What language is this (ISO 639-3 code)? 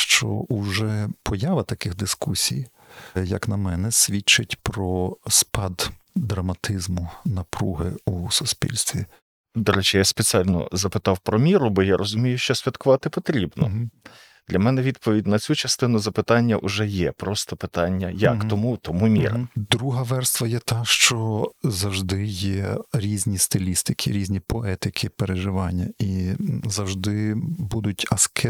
ukr